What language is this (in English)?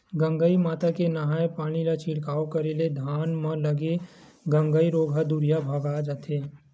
Chhattisgarhi